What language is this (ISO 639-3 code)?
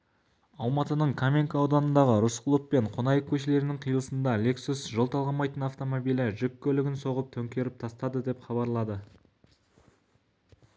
kaz